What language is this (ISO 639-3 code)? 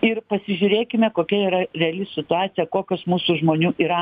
lit